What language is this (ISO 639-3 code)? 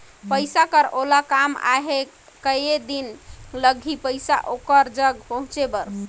hne